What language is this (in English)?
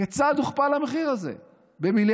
Hebrew